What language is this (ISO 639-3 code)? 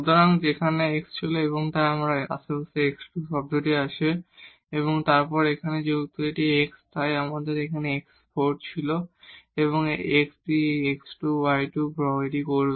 ben